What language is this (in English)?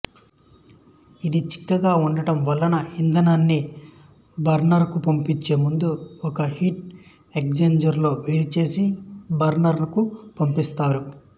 Telugu